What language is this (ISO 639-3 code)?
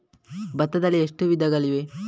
kan